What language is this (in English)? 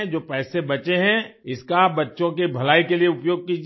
Hindi